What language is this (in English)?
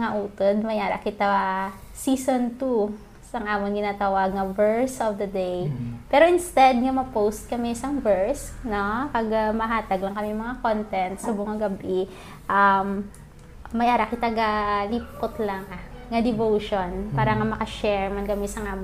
Filipino